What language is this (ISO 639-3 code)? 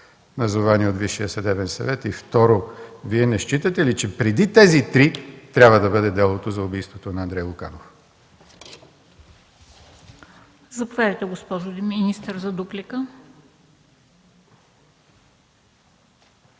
bul